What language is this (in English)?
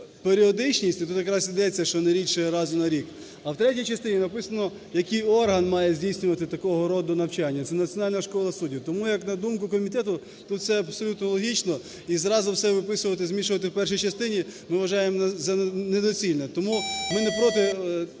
Ukrainian